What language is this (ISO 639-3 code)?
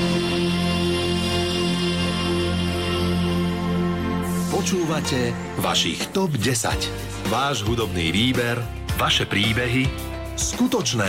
slk